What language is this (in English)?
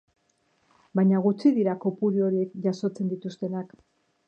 Basque